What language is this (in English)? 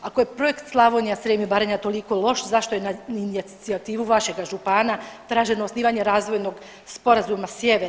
Croatian